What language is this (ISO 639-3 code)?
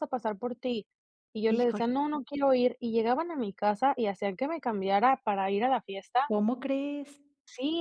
spa